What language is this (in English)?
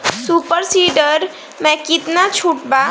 Bhojpuri